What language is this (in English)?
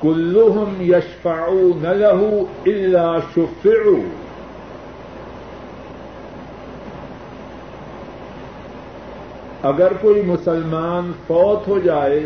Urdu